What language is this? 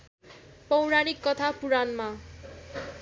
Nepali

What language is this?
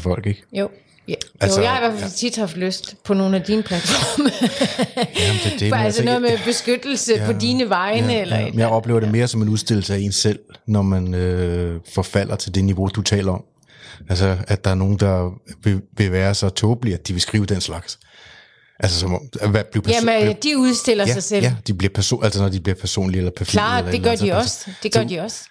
Danish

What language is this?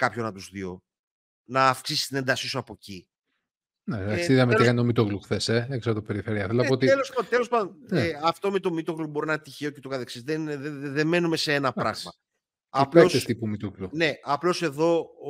Greek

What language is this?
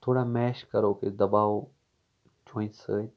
Kashmiri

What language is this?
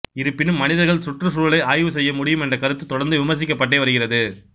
Tamil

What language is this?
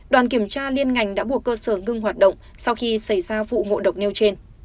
Vietnamese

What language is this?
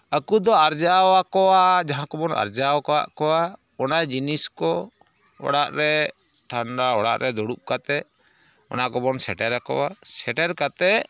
Santali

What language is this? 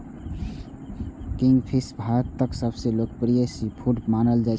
Maithili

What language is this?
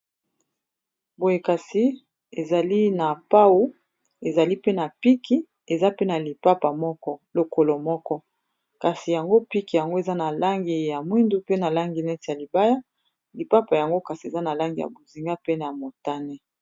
Lingala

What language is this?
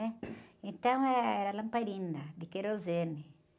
Portuguese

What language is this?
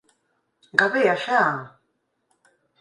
Galician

